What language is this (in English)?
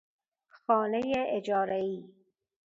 Persian